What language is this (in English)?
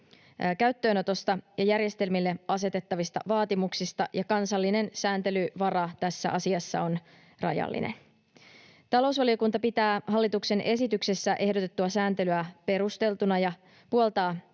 Finnish